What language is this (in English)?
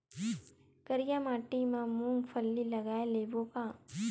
Chhattisgarhi